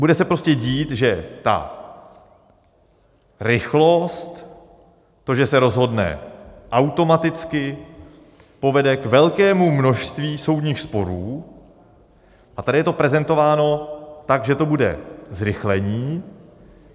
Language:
Czech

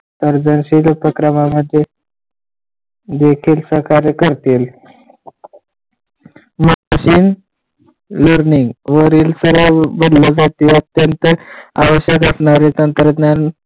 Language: Marathi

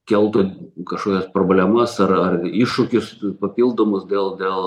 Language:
Lithuanian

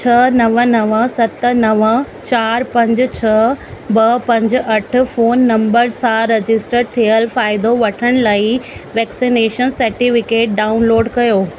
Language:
Sindhi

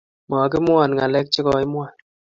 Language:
Kalenjin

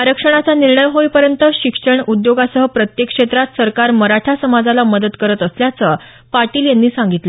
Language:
Marathi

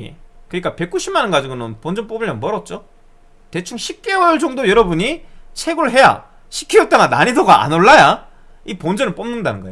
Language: Korean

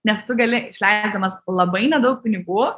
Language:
Lithuanian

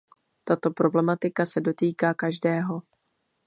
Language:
Czech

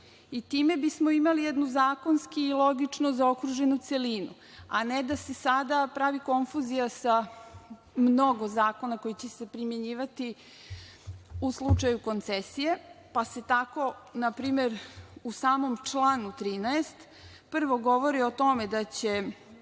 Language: Serbian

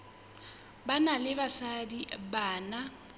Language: Southern Sotho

